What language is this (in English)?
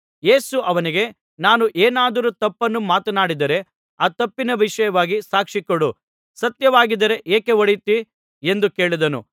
Kannada